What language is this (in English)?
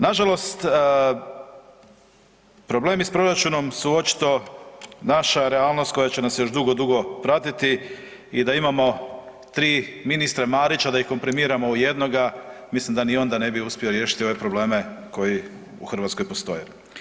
Croatian